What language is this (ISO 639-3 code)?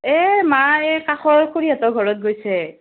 asm